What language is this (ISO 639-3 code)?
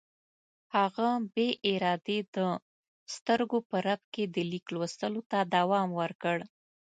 pus